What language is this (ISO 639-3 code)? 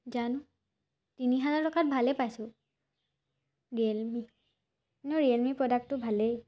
asm